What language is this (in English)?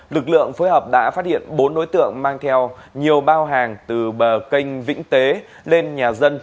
Vietnamese